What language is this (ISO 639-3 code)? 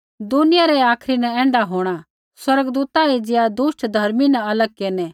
kfx